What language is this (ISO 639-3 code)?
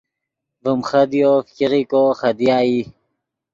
ydg